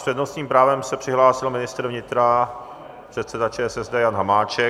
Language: Czech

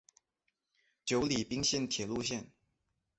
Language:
Chinese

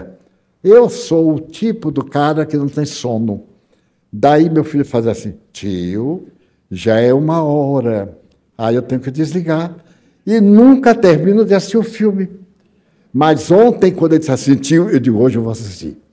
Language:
Portuguese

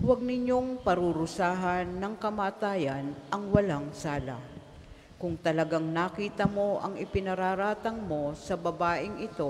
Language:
Filipino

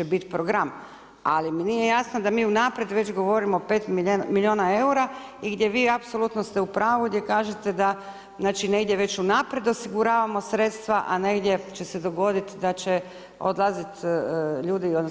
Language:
Croatian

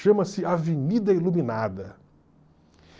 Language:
Portuguese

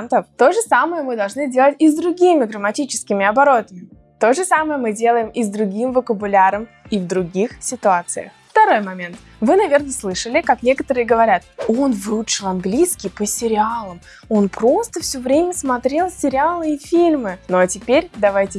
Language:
Russian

